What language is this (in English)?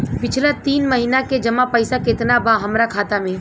Bhojpuri